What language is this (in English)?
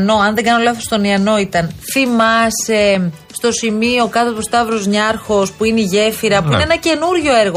Greek